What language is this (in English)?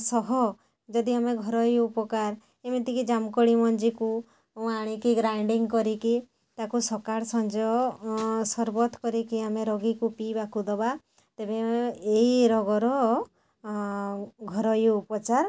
Odia